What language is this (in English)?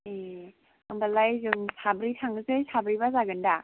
Bodo